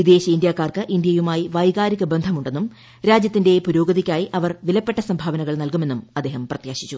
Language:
Malayalam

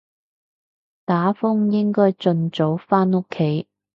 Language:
Cantonese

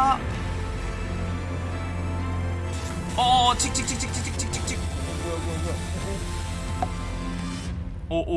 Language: Korean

